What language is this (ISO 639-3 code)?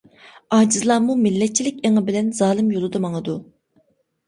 uig